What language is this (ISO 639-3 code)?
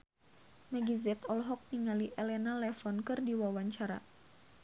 sun